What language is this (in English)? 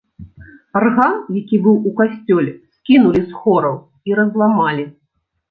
Belarusian